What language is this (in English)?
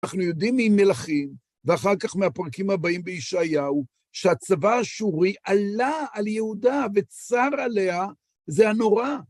Hebrew